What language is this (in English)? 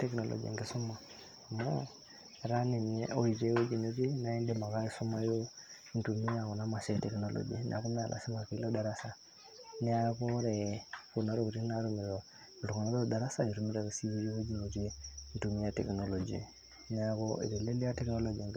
Masai